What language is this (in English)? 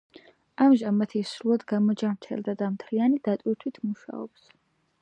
Georgian